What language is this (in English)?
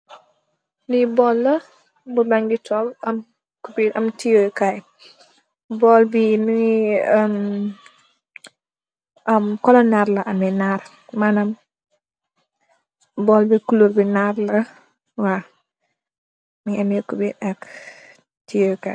Wolof